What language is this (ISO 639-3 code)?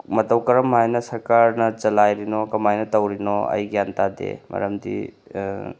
mni